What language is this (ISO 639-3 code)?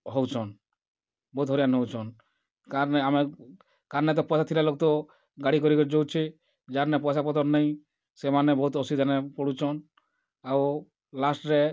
ori